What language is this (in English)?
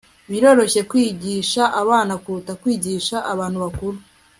Kinyarwanda